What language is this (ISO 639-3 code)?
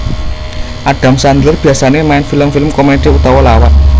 jav